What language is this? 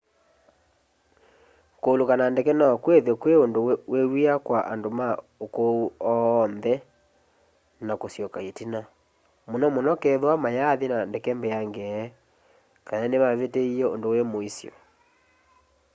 Kamba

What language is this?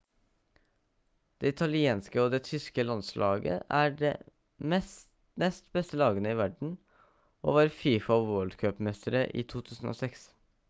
Norwegian Bokmål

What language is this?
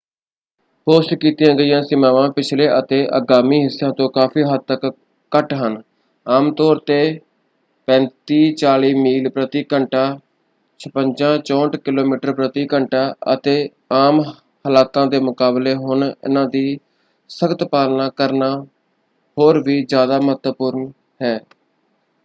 Punjabi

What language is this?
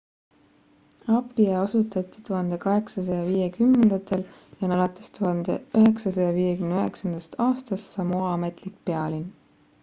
Estonian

